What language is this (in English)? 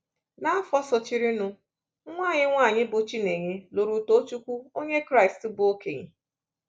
Igbo